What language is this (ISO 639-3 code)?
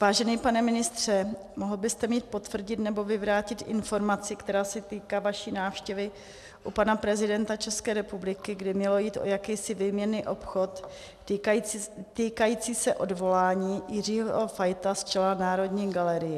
ces